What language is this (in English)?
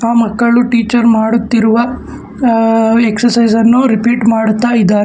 Kannada